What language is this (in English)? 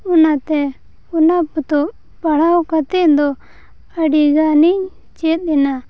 Santali